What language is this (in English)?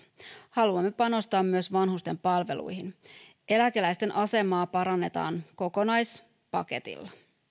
Finnish